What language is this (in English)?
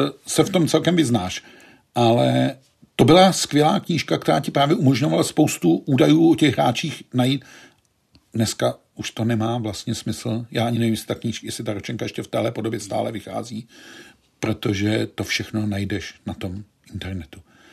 Czech